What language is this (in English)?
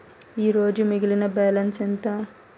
Telugu